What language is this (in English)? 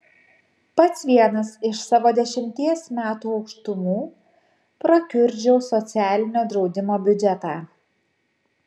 Lithuanian